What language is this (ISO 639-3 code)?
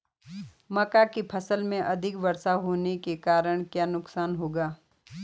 hin